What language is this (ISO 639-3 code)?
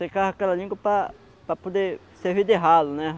por